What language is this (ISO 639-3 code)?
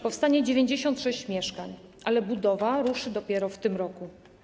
pol